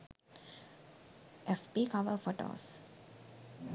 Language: Sinhala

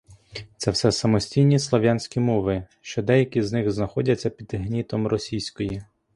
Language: Ukrainian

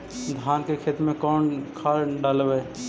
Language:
Magahi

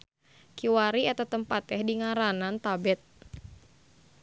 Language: Sundanese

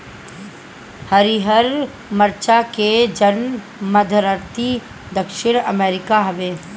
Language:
Bhojpuri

